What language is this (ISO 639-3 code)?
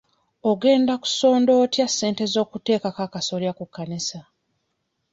lug